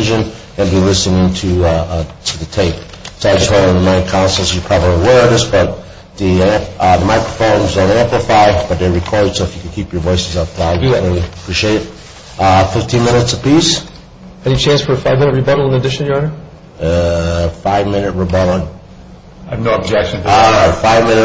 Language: English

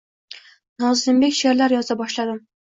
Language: Uzbek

